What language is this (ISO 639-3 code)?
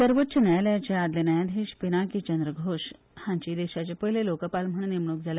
kok